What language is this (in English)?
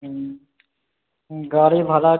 Maithili